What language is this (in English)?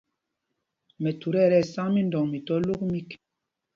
Mpumpong